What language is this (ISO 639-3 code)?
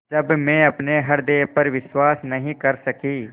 hin